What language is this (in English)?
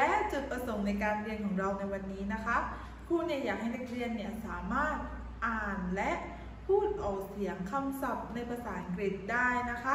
Thai